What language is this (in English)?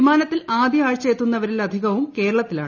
Malayalam